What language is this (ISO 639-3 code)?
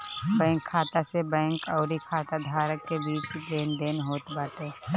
bho